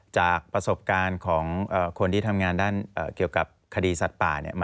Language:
Thai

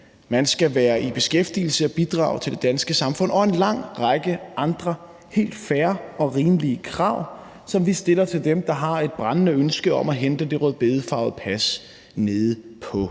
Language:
Danish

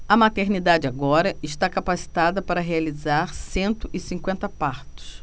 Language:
Portuguese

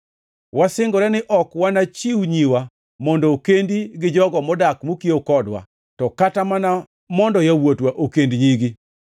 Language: Luo (Kenya and Tanzania)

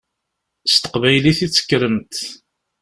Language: Kabyle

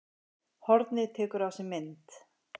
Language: Icelandic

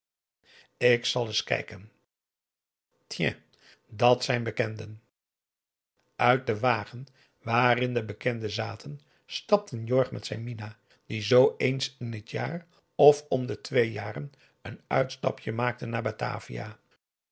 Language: Dutch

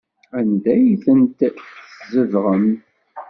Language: Kabyle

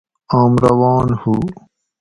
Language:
Gawri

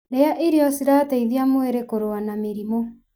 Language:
Kikuyu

